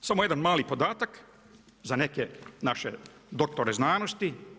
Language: Croatian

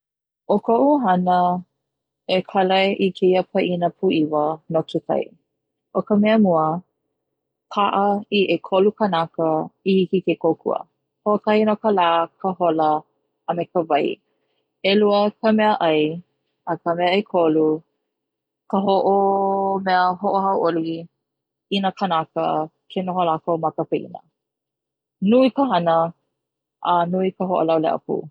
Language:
Hawaiian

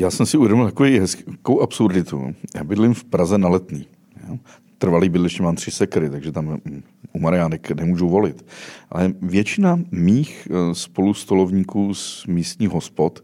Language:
Czech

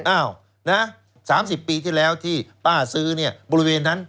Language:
Thai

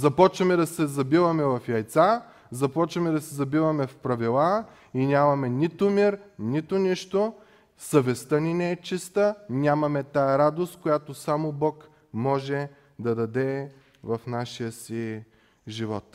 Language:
Bulgarian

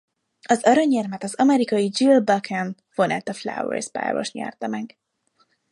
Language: Hungarian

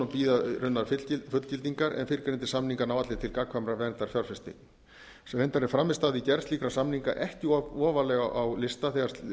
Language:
Icelandic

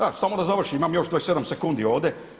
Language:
Croatian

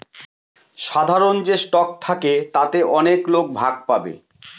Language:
Bangla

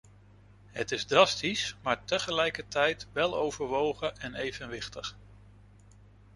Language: Dutch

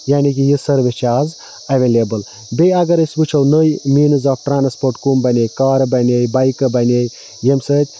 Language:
Kashmiri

